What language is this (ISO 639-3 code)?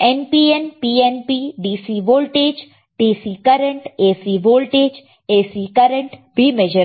hin